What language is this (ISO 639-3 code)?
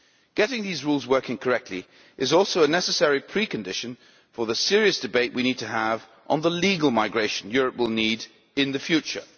eng